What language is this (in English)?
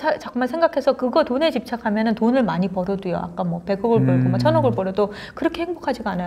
Korean